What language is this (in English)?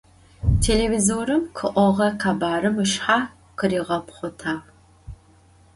Adyghe